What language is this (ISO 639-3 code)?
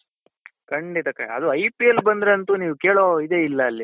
kan